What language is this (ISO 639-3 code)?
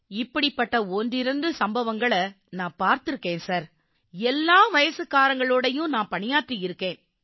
tam